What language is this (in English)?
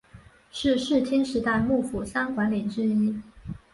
Chinese